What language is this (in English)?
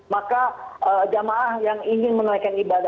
Indonesian